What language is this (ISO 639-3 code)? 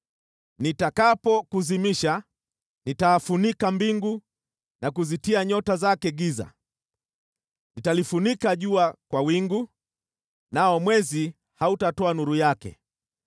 swa